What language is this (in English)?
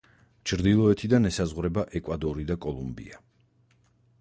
Georgian